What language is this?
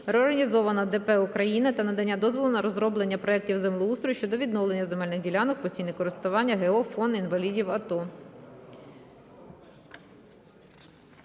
Ukrainian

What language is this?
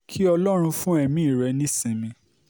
Yoruba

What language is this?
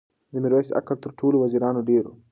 Pashto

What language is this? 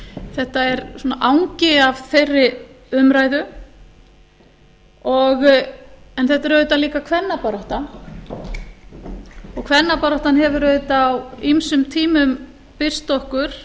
Icelandic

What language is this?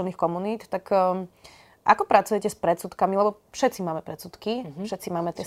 Slovak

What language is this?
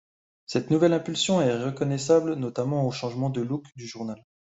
French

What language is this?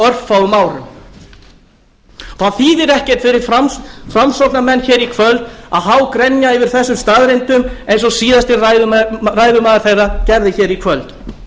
Icelandic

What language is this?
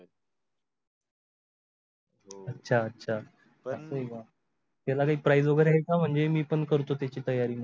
Marathi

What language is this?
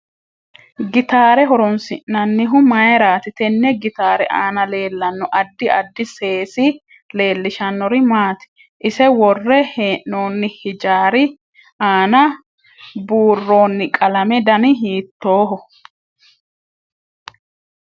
Sidamo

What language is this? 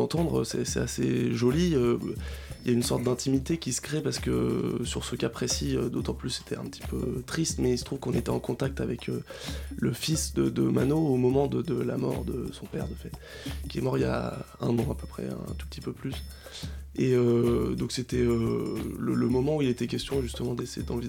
French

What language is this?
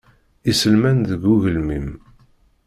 Kabyle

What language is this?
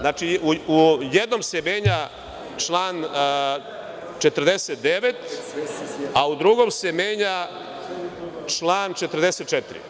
Serbian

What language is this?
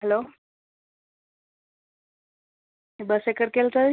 Telugu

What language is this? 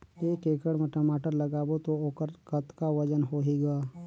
Chhattisgarhi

